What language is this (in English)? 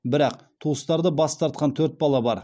Kazakh